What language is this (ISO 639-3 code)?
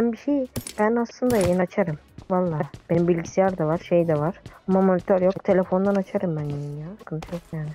tur